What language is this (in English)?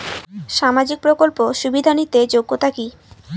Bangla